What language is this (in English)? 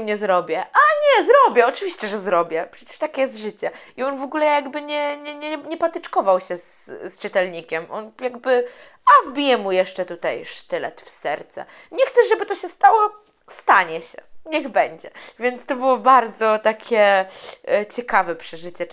Polish